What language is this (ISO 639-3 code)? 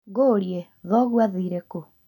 kik